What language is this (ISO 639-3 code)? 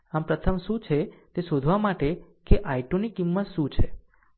guj